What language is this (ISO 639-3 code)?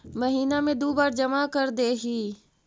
mag